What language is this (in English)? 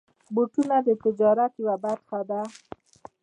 Pashto